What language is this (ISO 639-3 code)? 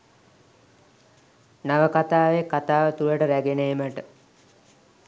sin